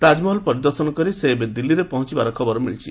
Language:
Odia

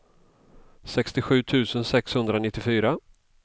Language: Swedish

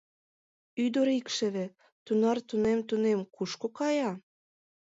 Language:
Mari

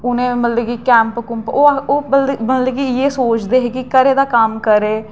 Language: Dogri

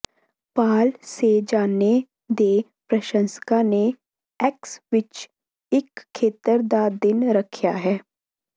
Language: Punjabi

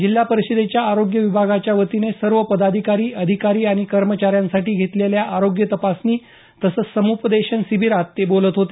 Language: Marathi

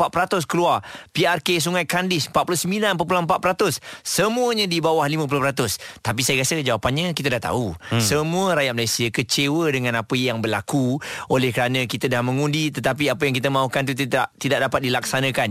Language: Malay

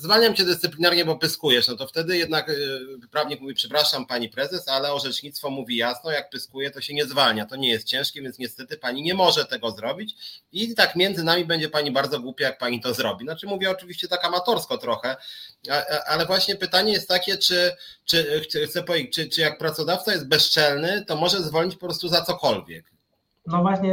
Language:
Polish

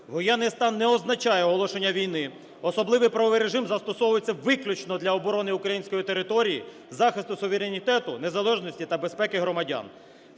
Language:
Ukrainian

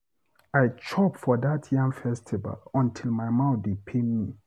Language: Nigerian Pidgin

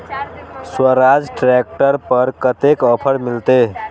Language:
Maithili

